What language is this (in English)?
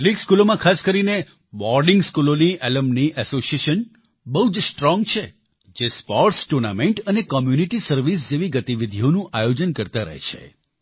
Gujarati